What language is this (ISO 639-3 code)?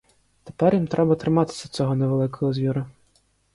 ukr